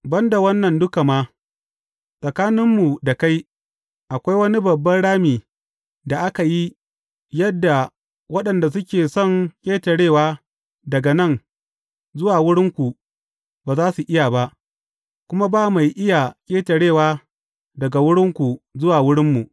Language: Hausa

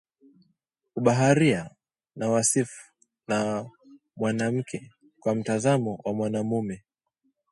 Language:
Swahili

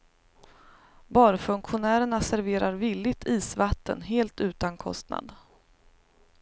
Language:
Swedish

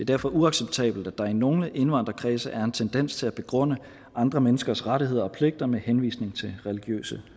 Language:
Danish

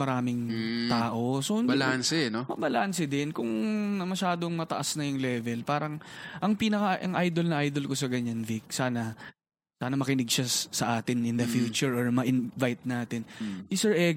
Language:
Filipino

